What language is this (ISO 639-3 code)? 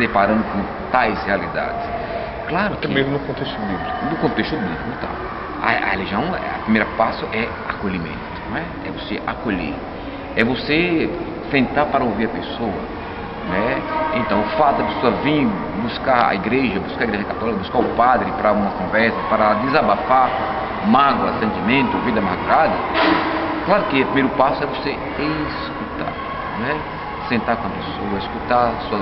por